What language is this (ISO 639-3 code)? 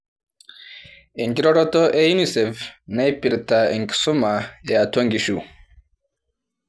mas